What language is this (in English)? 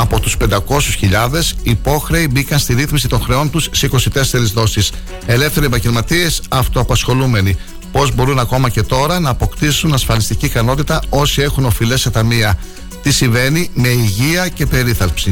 Greek